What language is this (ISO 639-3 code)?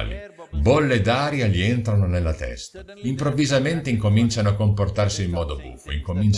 ita